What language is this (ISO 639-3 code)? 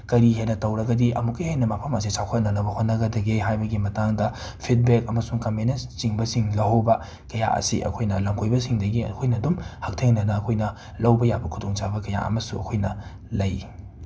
mni